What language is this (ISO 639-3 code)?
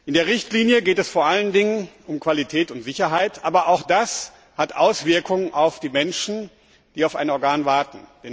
deu